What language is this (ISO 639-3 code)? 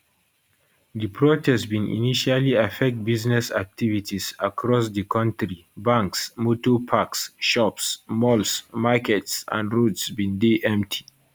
pcm